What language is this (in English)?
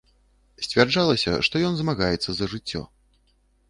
Belarusian